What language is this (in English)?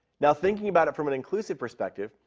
English